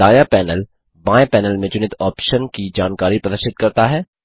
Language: Hindi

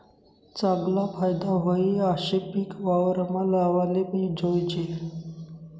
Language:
Marathi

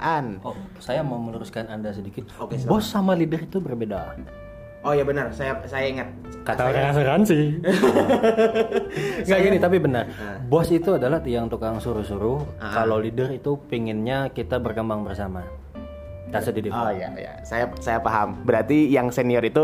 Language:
Indonesian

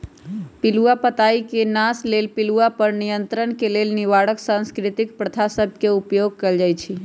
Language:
Magahi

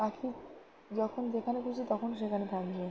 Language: Bangla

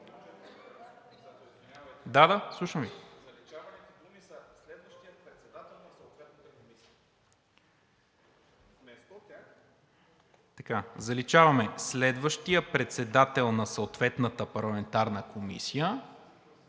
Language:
Bulgarian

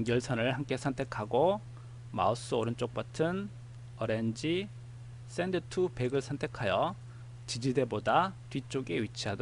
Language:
Korean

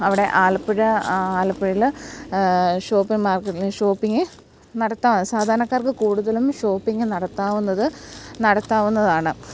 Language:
Malayalam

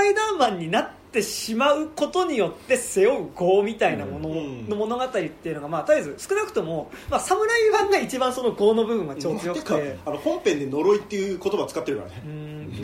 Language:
Japanese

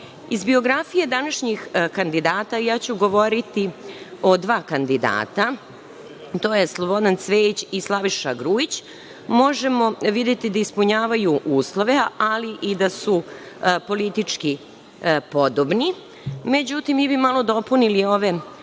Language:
Serbian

